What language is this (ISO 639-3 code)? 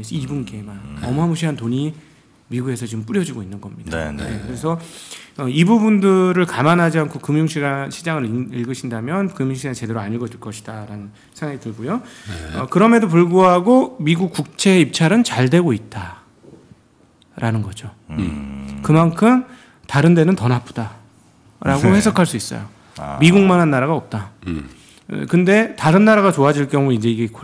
kor